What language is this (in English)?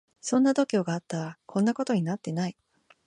Japanese